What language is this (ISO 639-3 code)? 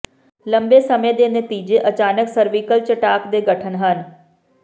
pan